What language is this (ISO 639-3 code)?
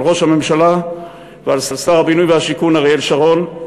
heb